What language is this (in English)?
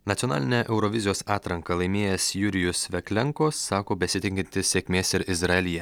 Lithuanian